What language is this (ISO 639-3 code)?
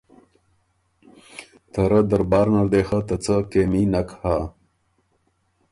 oru